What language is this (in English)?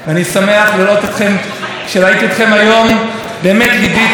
Hebrew